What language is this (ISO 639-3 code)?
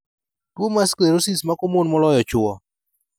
luo